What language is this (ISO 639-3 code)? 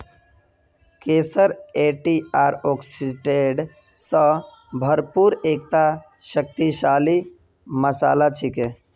mag